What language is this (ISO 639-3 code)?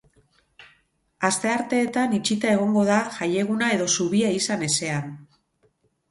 eus